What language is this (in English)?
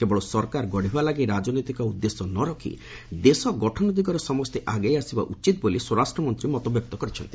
Odia